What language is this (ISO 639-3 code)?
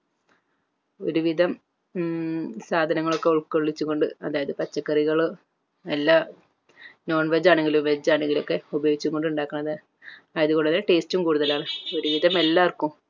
mal